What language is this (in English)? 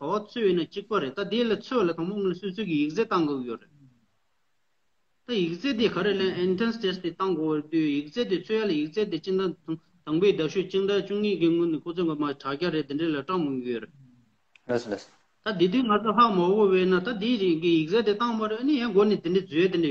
Romanian